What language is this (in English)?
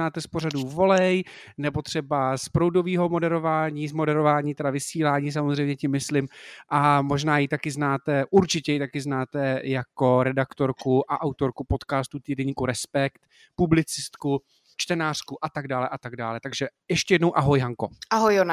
Czech